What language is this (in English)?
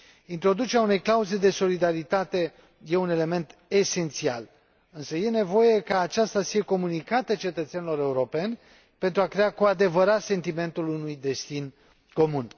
Romanian